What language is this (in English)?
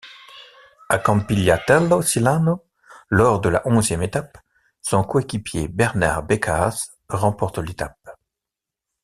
French